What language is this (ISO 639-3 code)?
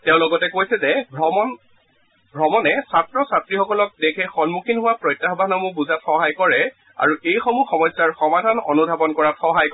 asm